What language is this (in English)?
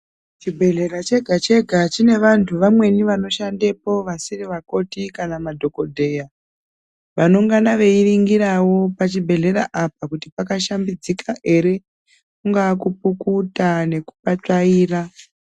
Ndau